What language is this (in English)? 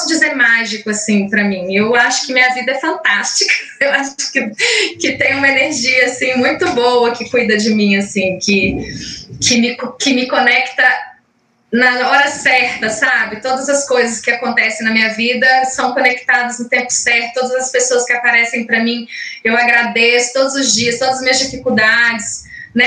Portuguese